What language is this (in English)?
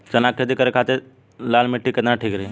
Bhojpuri